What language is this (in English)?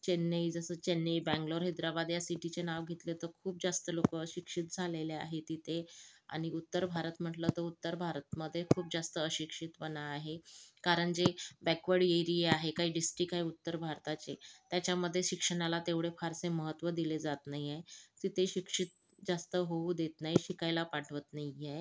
Marathi